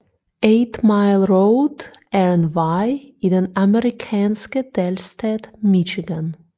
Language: Danish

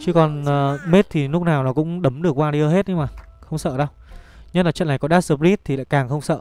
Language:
Vietnamese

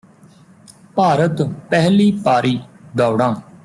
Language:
Punjabi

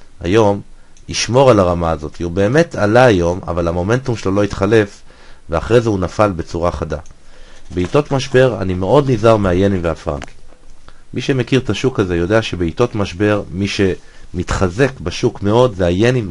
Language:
Hebrew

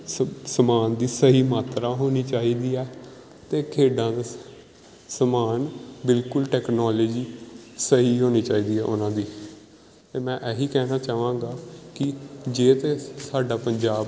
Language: Punjabi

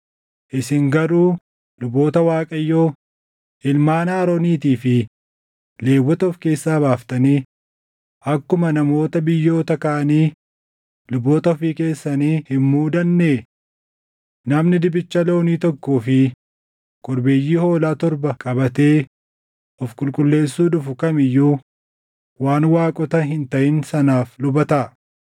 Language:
Oromo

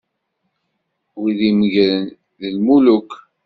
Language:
Kabyle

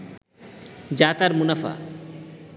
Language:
Bangla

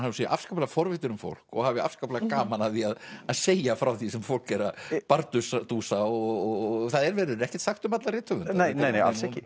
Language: Icelandic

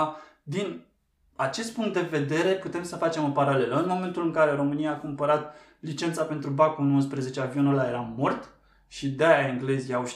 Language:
Romanian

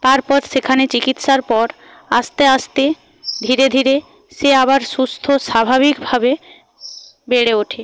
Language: Bangla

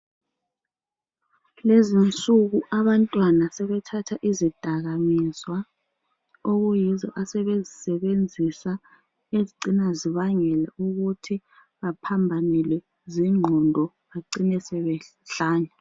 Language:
North Ndebele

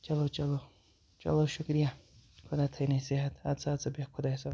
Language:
Kashmiri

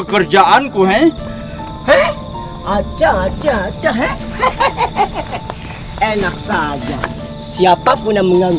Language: Indonesian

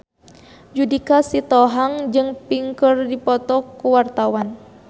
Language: Sundanese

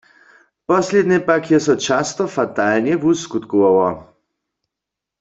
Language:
Upper Sorbian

